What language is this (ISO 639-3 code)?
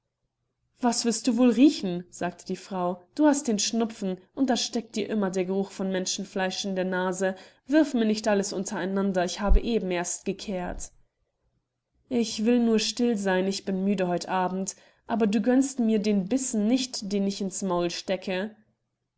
deu